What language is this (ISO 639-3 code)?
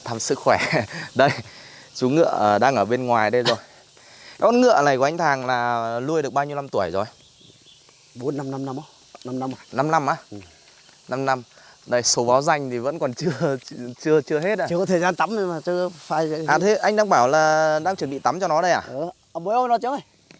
vie